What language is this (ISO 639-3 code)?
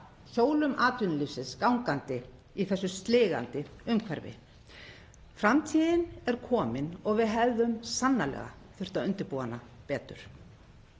isl